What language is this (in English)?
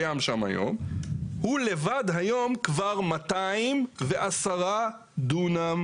Hebrew